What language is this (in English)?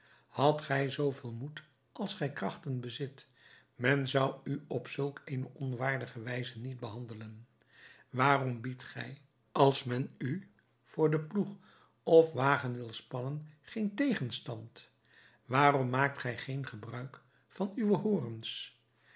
Dutch